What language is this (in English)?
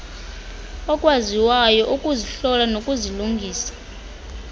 Xhosa